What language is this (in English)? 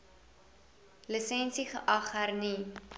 Afrikaans